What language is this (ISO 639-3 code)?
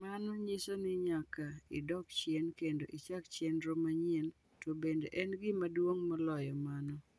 luo